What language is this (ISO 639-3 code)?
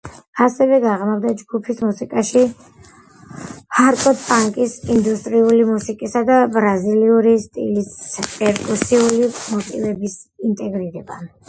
kat